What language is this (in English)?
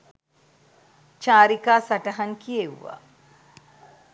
Sinhala